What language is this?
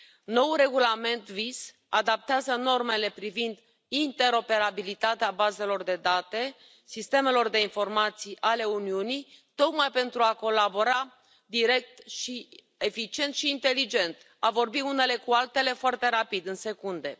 Romanian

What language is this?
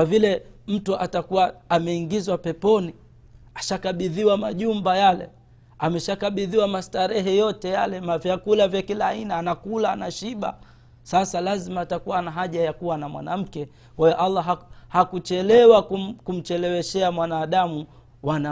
Swahili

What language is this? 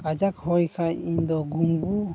Santali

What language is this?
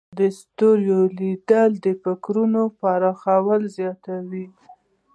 Pashto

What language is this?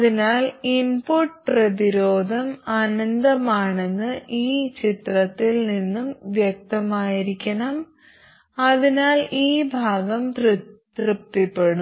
Malayalam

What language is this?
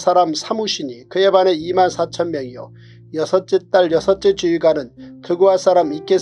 Korean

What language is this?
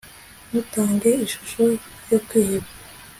Kinyarwanda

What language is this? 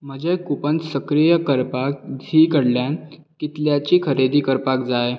Konkani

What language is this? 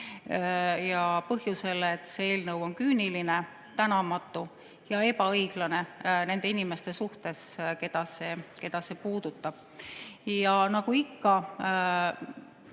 Estonian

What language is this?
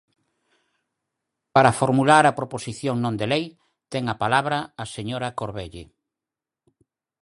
Galician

